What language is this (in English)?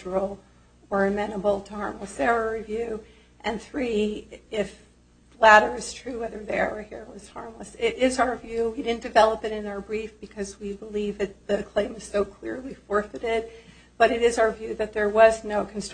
English